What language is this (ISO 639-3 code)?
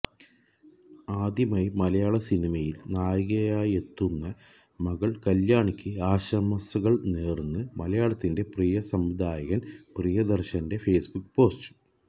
mal